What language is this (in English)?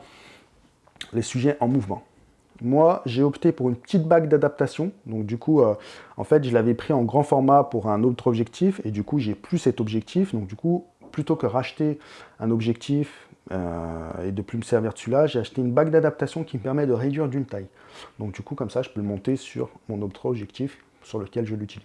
French